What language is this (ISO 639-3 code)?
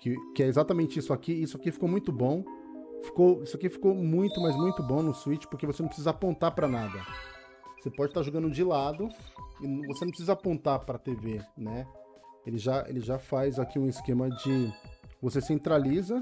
por